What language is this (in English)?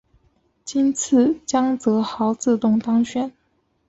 Chinese